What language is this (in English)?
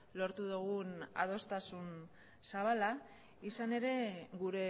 Basque